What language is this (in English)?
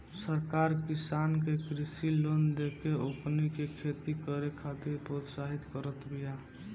Bhojpuri